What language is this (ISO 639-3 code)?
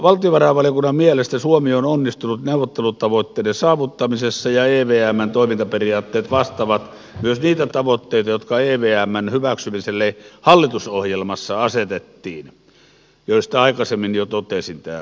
fin